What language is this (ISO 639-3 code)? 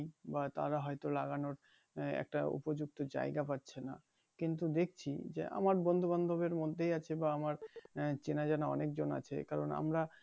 ben